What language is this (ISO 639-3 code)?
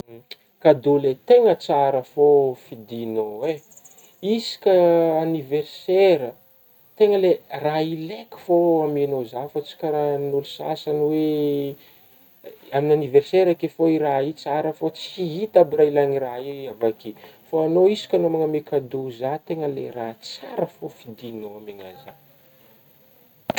bmm